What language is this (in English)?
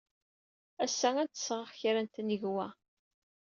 Kabyle